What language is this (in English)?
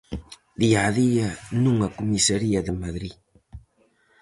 Galician